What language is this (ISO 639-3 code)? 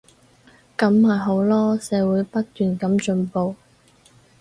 yue